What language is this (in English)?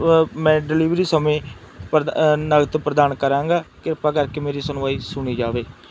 Punjabi